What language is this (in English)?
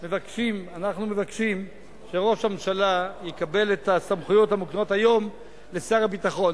Hebrew